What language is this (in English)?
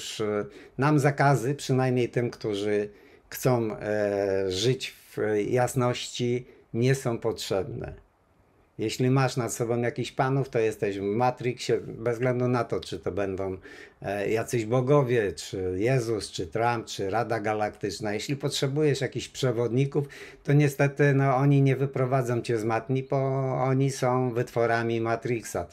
Polish